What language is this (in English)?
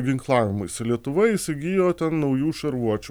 Lithuanian